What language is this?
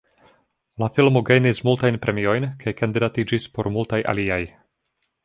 Esperanto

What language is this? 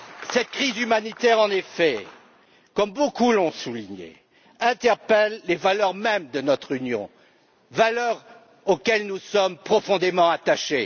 French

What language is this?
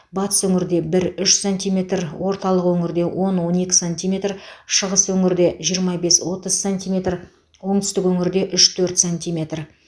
Kazakh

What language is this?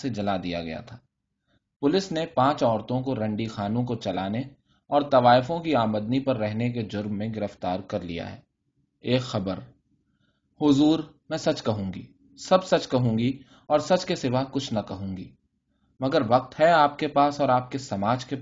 Urdu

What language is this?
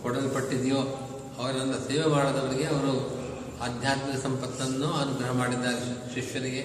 Kannada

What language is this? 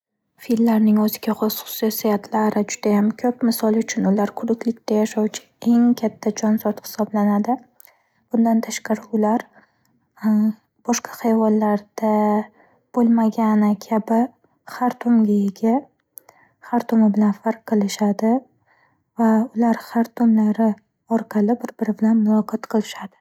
Uzbek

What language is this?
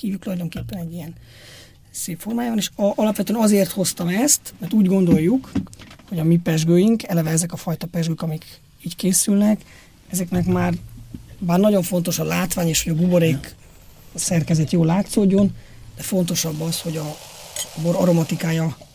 Hungarian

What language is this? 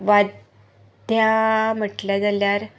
Konkani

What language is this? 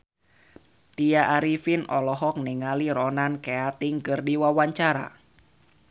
Sundanese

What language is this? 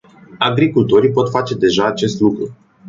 Romanian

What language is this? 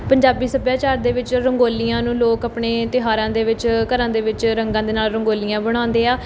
Punjabi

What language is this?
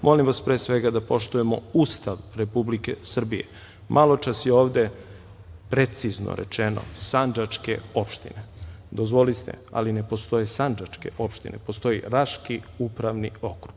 Serbian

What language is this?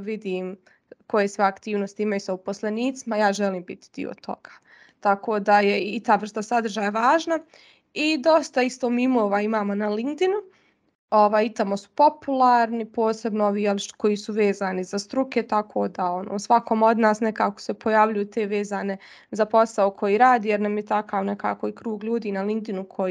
Croatian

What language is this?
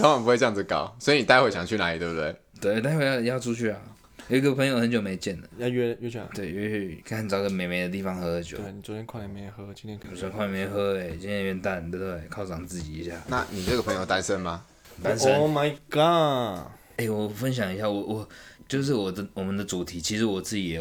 Chinese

